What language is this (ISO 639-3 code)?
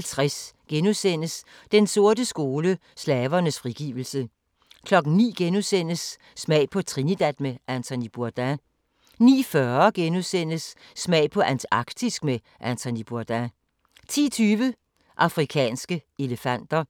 dan